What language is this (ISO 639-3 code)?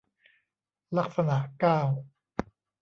tha